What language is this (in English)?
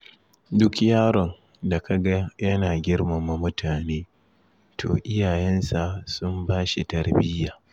Hausa